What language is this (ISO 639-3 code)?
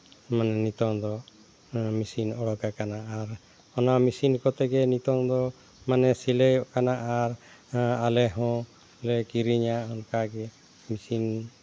sat